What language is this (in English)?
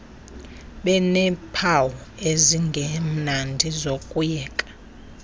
Xhosa